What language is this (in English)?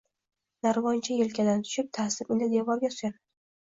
Uzbek